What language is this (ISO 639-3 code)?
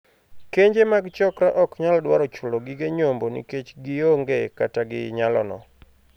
luo